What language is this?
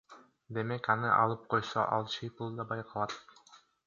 Kyrgyz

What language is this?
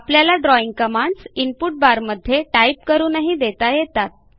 Marathi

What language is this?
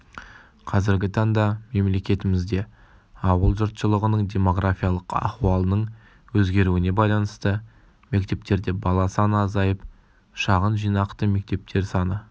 Kazakh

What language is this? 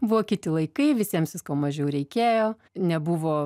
Lithuanian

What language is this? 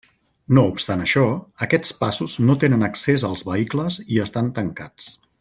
Catalan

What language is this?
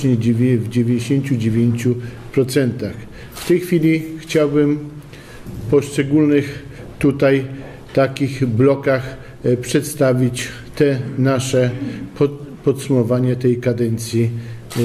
Polish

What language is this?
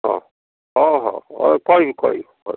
Odia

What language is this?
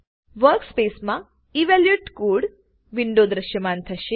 Gujarati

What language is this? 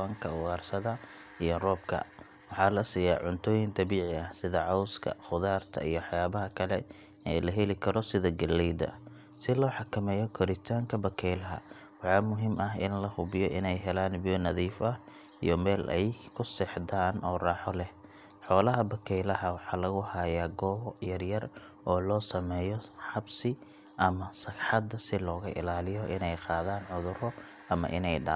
Somali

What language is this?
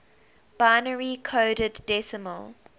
English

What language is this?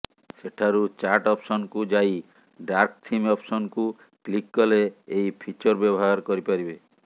Odia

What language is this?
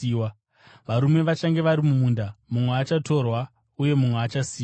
Shona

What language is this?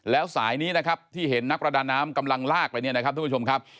Thai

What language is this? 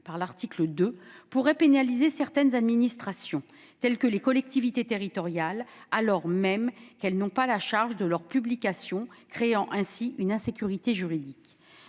French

